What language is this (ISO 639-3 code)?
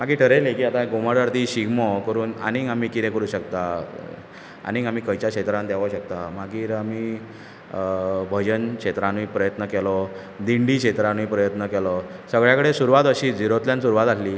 kok